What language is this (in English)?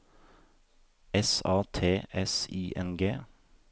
Norwegian